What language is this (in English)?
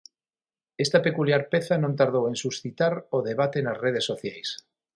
Galician